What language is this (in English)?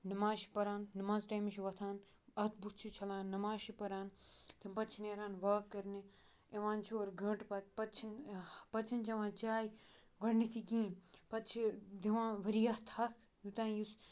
Kashmiri